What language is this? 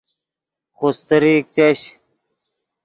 Yidgha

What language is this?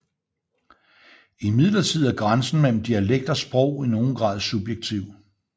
Danish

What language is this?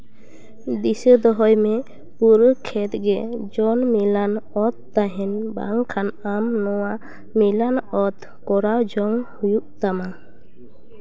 Santali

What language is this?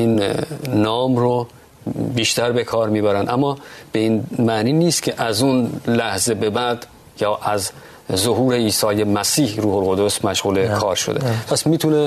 Persian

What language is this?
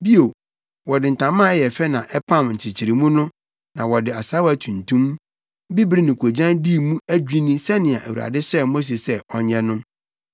Akan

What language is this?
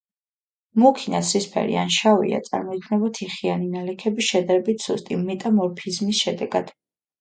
Georgian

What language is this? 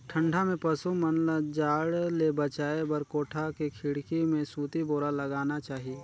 Chhattisgarhi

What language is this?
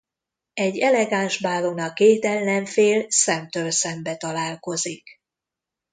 Hungarian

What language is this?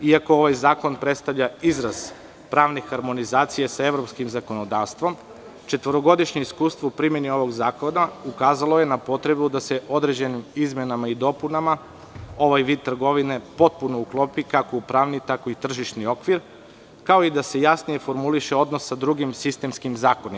Serbian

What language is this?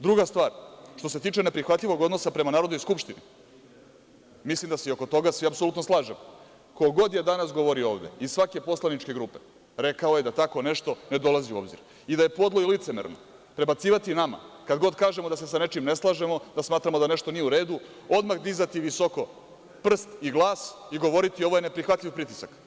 Serbian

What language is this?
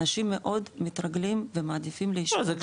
Hebrew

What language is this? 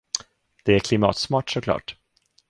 Swedish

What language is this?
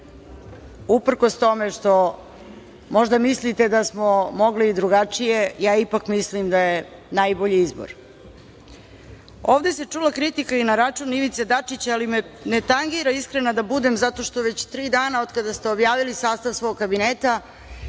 Serbian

